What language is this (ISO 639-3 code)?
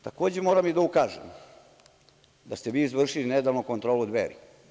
srp